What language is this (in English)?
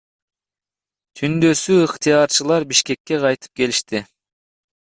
Kyrgyz